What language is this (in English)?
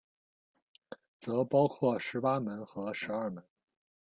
Chinese